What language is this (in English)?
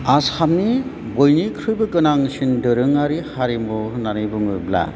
Bodo